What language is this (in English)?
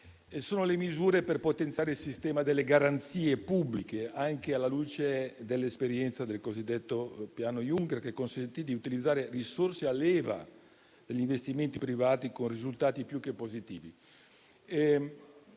Italian